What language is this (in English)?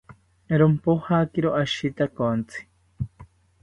South Ucayali Ashéninka